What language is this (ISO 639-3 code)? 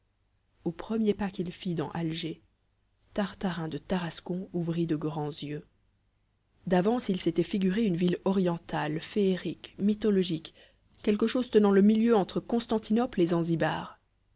fra